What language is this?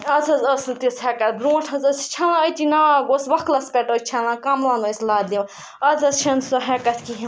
Kashmiri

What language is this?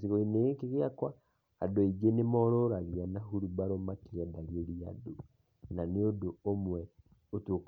Kikuyu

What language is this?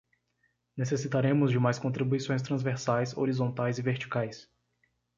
Portuguese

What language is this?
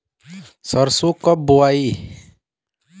Bhojpuri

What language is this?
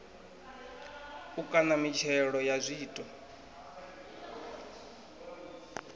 Venda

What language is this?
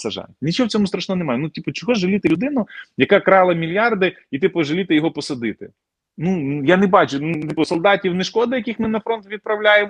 Ukrainian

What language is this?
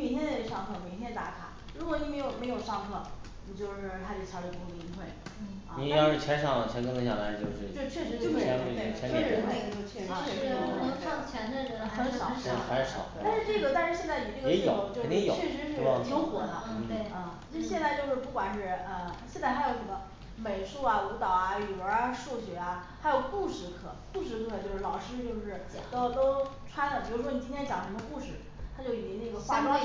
Chinese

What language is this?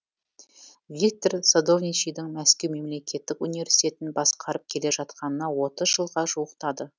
Kazakh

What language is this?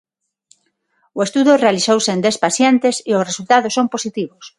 Galician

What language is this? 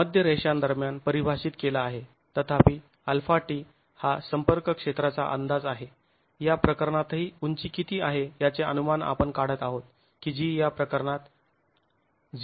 Marathi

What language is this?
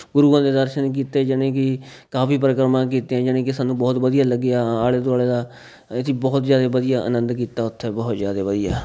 Punjabi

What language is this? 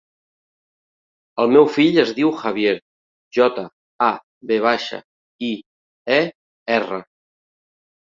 Catalan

